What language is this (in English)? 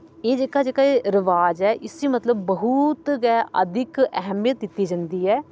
Dogri